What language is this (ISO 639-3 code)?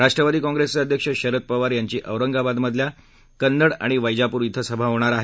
mar